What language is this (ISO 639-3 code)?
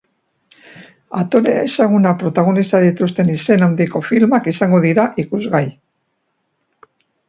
eus